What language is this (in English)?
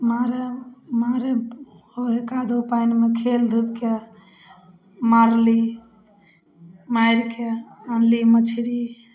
Maithili